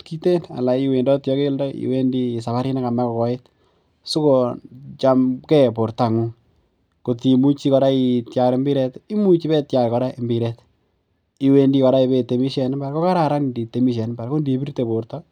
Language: Kalenjin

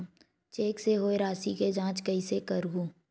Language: Chhattisgarhi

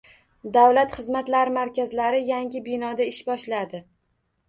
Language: Uzbek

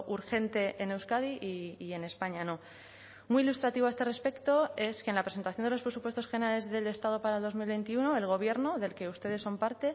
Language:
Spanish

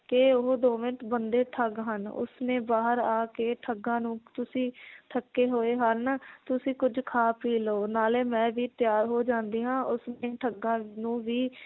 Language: Punjabi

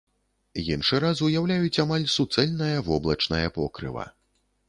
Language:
Belarusian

